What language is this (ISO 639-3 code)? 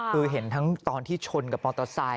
tha